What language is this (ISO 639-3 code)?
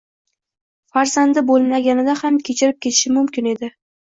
uzb